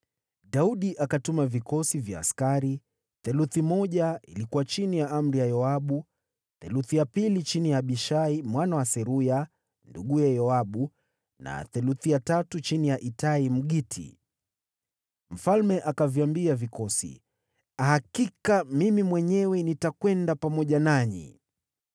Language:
Swahili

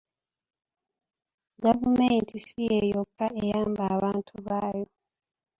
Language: Ganda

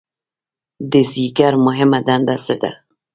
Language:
Pashto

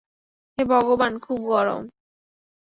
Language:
Bangla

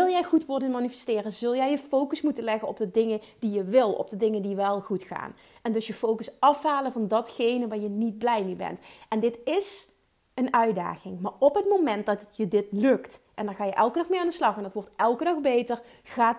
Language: Dutch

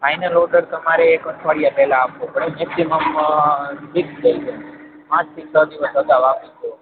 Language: Gujarati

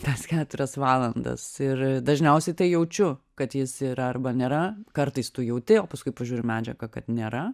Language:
Lithuanian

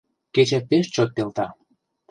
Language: Mari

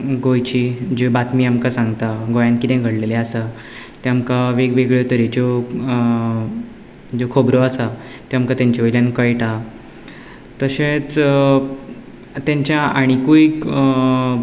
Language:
Konkani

